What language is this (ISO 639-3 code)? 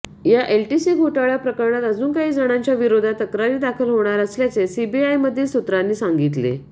mar